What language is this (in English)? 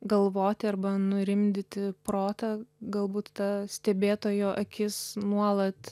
Lithuanian